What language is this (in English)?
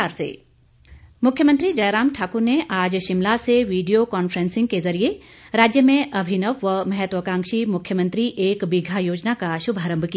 Hindi